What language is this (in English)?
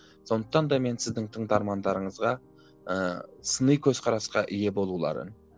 Kazakh